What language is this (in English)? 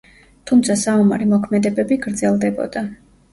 Georgian